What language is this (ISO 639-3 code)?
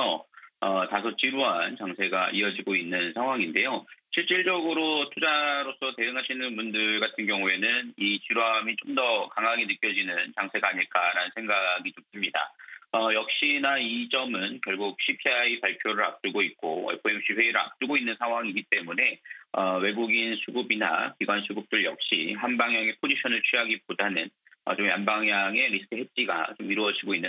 kor